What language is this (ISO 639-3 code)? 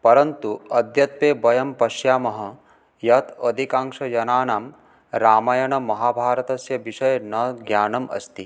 san